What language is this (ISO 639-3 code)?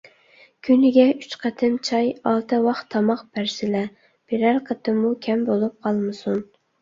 uig